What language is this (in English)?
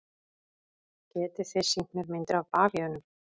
Icelandic